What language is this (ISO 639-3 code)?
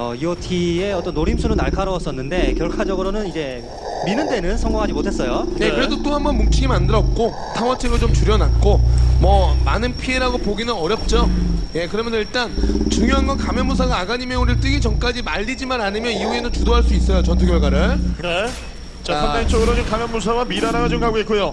kor